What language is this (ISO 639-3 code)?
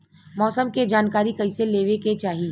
bho